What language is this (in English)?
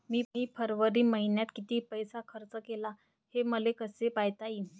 Marathi